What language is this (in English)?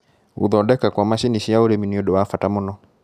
Kikuyu